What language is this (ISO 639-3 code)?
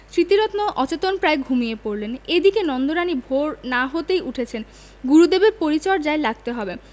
ben